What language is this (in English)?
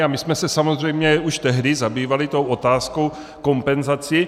Czech